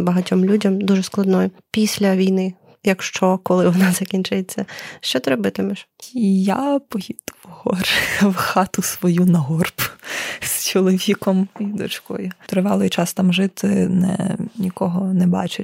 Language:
Ukrainian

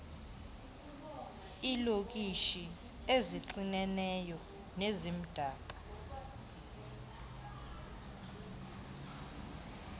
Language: Xhosa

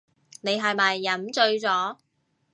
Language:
Cantonese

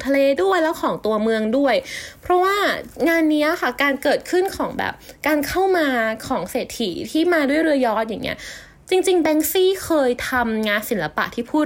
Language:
Thai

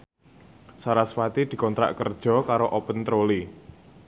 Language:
Javanese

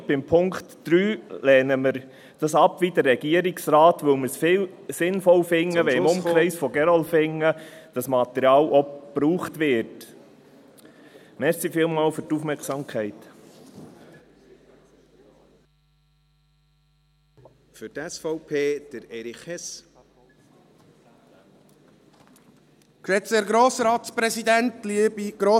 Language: Swiss German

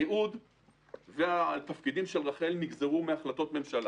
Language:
Hebrew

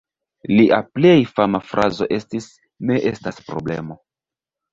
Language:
Esperanto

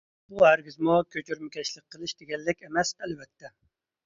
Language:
Uyghur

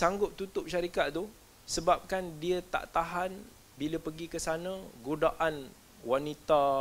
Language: Malay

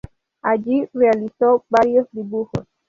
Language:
Spanish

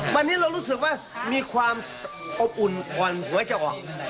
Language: Thai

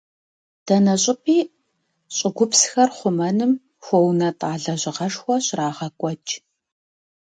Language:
Kabardian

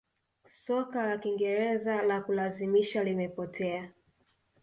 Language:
Swahili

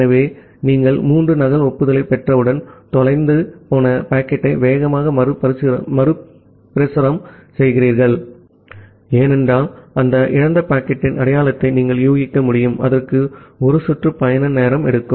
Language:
Tamil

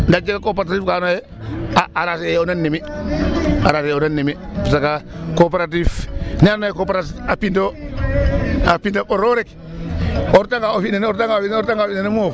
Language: Serer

